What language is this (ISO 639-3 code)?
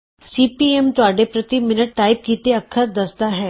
pan